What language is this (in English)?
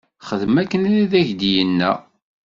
Kabyle